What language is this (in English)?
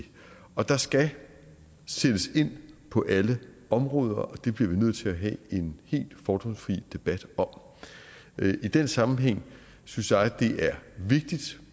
Danish